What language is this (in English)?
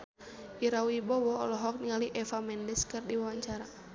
Sundanese